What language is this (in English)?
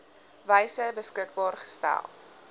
Afrikaans